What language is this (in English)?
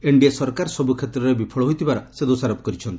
Odia